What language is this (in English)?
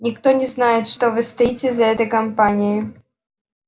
Russian